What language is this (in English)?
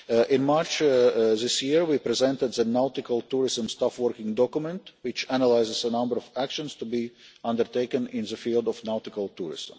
English